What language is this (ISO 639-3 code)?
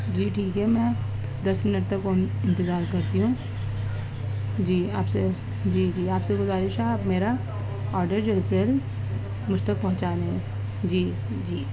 urd